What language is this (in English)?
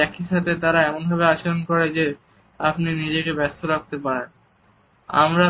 Bangla